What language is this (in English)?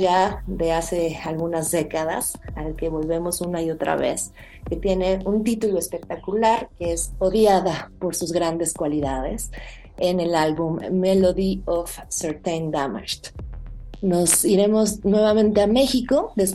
Spanish